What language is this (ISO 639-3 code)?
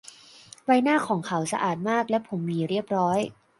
tha